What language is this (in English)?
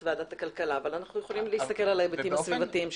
Hebrew